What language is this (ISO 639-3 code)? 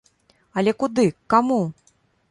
bel